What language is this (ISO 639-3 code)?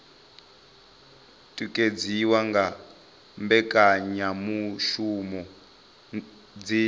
ven